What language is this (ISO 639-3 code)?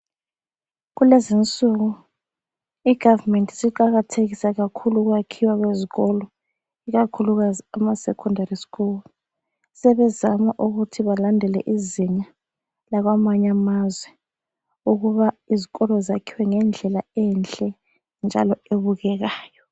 nde